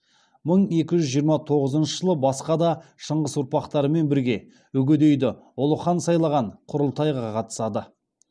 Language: Kazakh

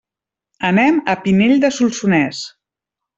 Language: Catalan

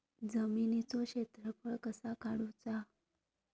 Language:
Marathi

